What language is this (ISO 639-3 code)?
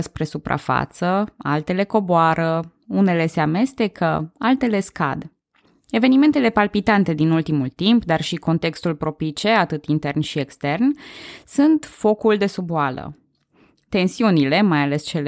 ron